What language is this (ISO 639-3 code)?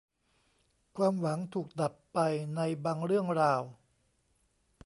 tha